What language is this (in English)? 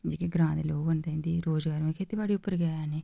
Dogri